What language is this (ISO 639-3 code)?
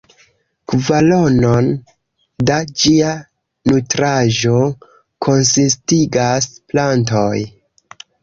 epo